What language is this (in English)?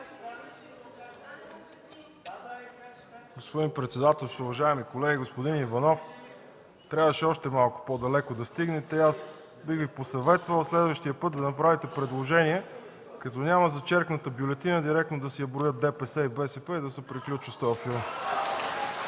Bulgarian